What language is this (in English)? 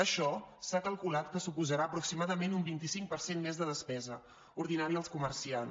Catalan